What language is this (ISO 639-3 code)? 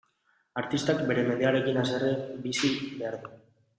eus